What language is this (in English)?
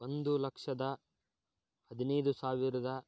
Kannada